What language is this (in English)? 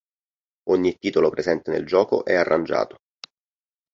Italian